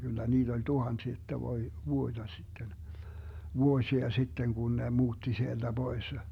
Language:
Finnish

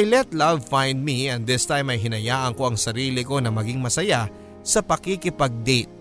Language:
Filipino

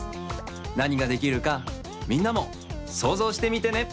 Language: Japanese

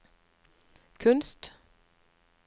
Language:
Norwegian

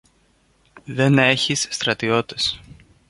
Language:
Greek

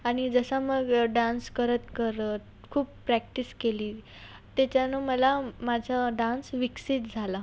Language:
Marathi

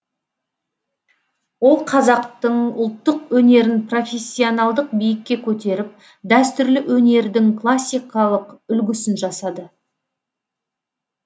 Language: Kazakh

